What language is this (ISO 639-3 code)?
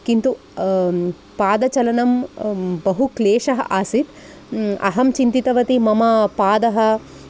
san